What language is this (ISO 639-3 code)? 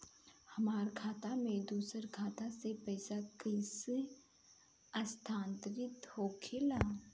bho